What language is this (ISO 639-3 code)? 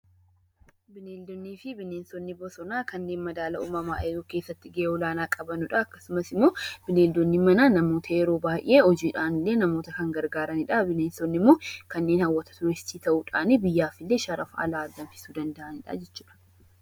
orm